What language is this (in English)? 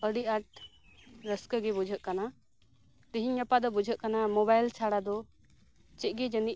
Santali